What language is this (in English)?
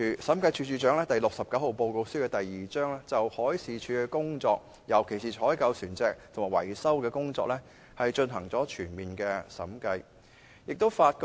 Cantonese